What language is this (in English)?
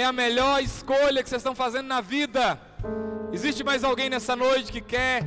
Portuguese